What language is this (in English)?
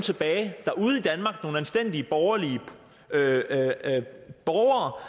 Danish